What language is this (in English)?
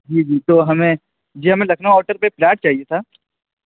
Urdu